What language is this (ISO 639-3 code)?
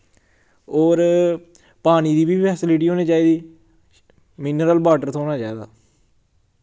doi